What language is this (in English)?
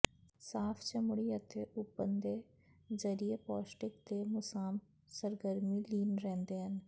Punjabi